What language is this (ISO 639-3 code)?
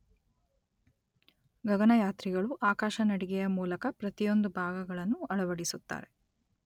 kan